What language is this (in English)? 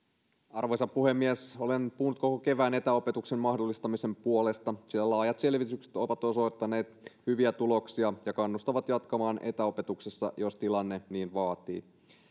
Finnish